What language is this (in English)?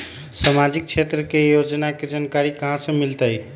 Magahi